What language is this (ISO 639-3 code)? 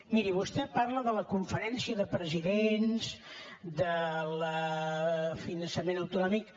cat